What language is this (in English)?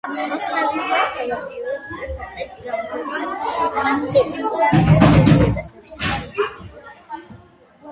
Georgian